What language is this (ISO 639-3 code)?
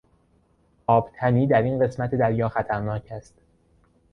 fas